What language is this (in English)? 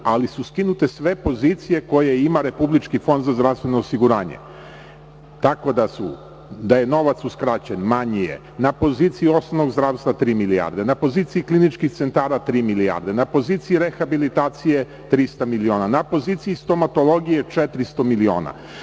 Serbian